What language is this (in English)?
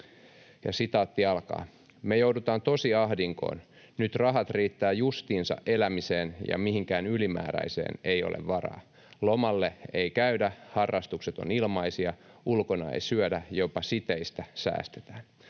Finnish